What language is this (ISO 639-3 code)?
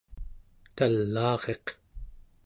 esu